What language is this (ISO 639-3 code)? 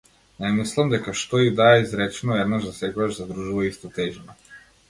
mkd